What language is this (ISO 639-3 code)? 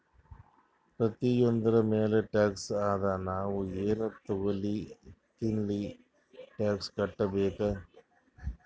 kan